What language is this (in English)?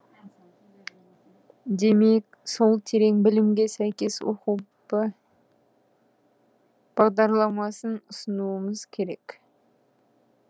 Kazakh